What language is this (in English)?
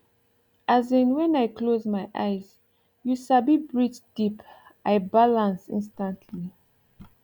Nigerian Pidgin